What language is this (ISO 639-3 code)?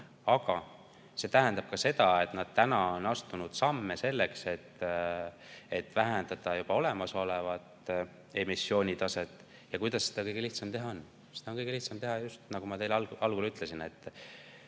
est